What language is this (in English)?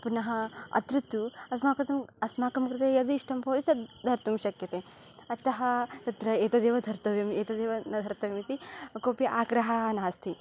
Sanskrit